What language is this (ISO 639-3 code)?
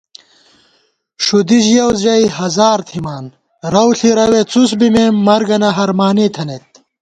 gwt